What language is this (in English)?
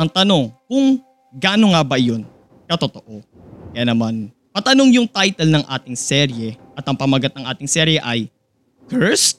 Filipino